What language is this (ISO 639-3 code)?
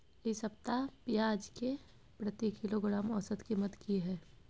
mai